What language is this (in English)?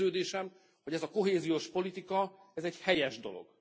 Hungarian